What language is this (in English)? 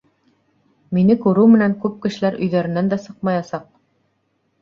Bashkir